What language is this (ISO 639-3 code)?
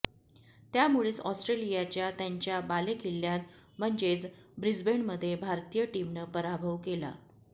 mar